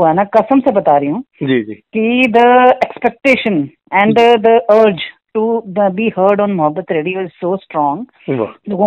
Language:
Hindi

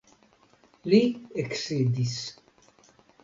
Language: Esperanto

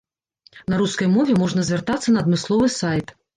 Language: Belarusian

